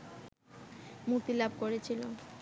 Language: Bangla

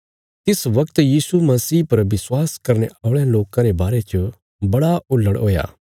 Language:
Bilaspuri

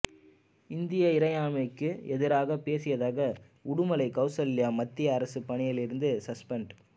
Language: Tamil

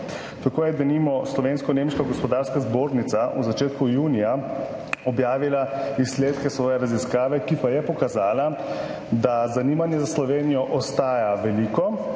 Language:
Slovenian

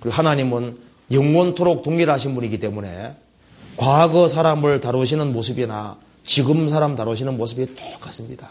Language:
Korean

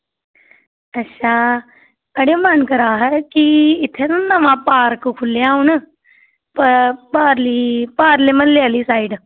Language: Dogri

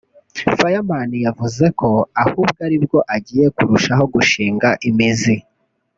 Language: Kinyarwanda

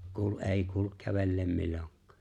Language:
Finnish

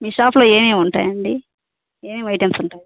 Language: Telugu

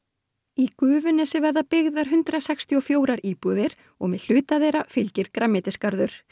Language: Icelandic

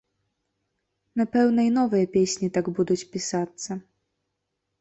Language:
Belarusian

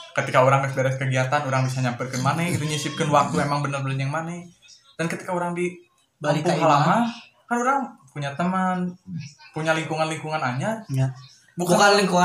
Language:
Indonesian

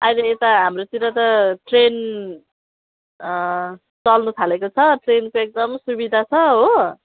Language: Nepali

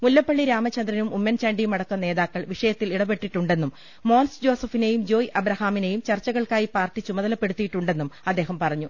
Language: Malayalam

